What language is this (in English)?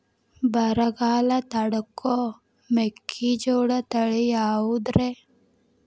Kannada